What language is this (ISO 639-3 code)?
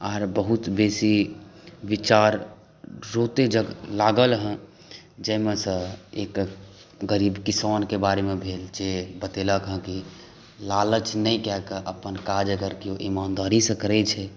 mai